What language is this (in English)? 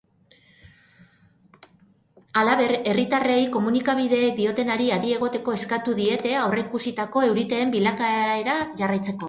Basque